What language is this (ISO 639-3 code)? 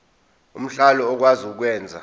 zul